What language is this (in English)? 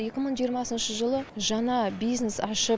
Kazakh